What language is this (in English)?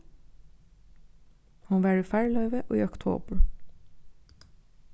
Faroese